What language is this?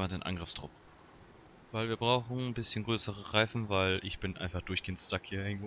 German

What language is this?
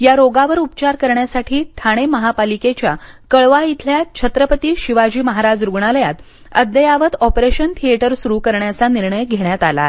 Marathi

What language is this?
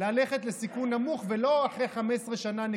Hebrew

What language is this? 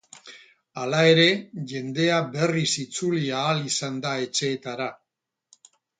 Basque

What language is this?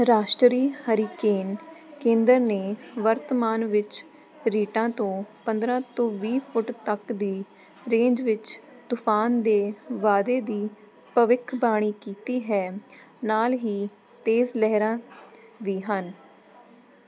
Punjabi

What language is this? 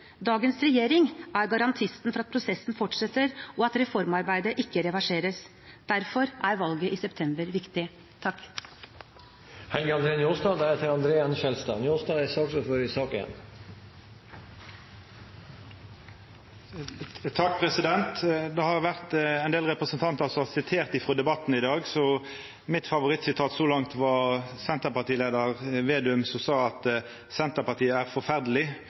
Norwegian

